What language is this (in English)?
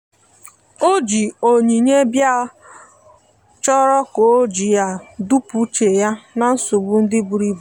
Igbo